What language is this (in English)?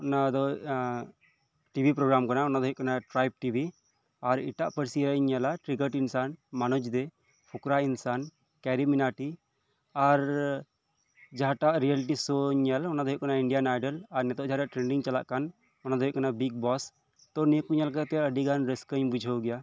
Santali